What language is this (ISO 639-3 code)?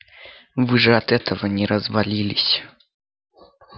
rus